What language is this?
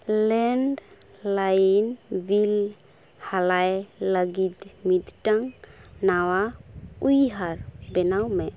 Santali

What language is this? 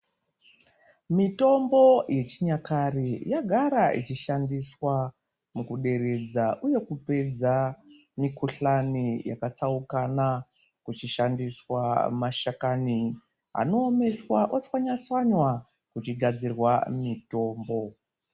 Ndau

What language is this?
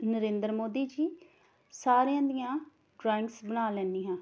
Punjabi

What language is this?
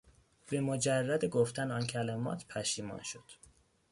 Persian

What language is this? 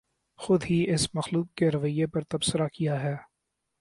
Urdu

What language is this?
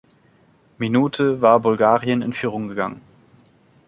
German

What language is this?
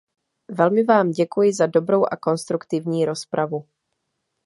Czech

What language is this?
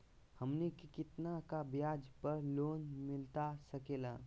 Magahi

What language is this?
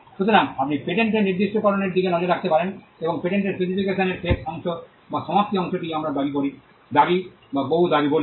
Bangla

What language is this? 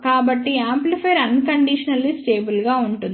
Telugu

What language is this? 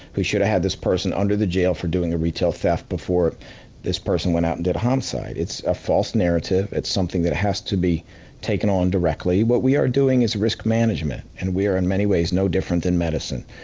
English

